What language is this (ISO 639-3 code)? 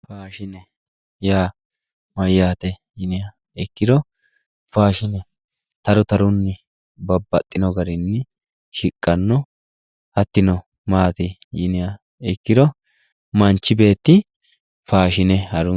sid